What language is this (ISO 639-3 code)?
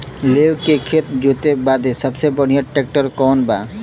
bho